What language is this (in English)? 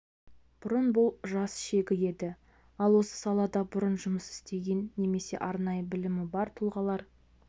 Kazakh